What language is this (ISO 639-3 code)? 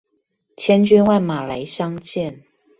zho